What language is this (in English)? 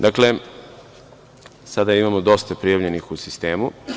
Serbian